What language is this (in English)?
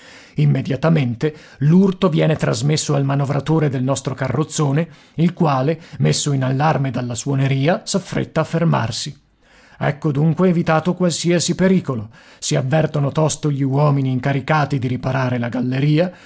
Italian